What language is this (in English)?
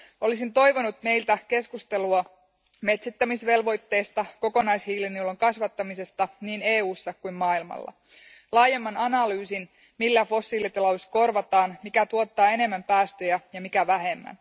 Finnish